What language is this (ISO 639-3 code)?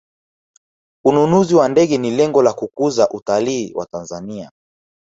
swa